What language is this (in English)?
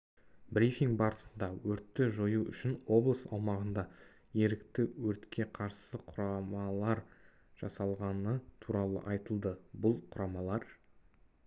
Kazakh